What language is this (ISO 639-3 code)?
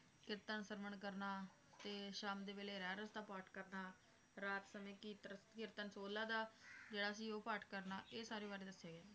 pan